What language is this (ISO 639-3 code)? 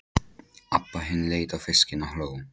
isl